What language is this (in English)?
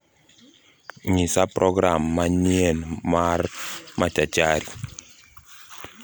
Luo (Kenya and Tanzania)